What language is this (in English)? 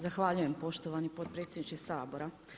Croatian